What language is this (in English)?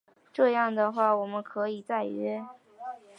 Chinese